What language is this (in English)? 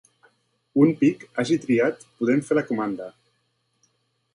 Catalan